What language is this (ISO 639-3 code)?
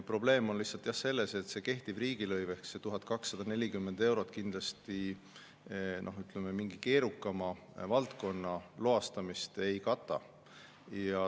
est